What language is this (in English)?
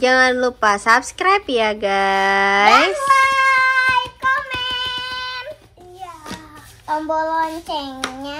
Indonesian